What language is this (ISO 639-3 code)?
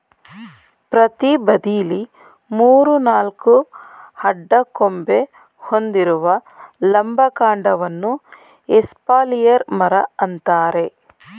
kan